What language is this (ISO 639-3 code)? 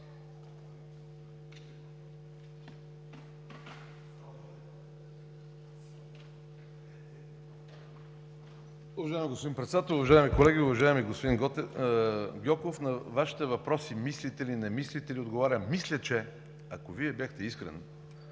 bul